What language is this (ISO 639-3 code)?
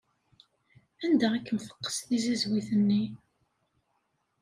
kab